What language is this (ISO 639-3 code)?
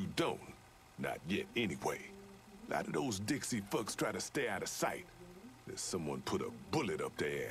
eng